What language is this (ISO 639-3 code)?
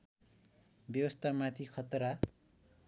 nep